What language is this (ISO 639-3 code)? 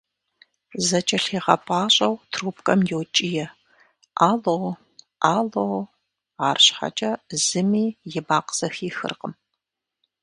kbd